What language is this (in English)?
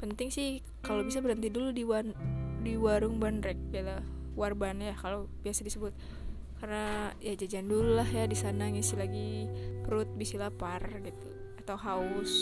Indonesian